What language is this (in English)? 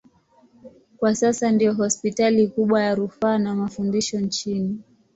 Swahili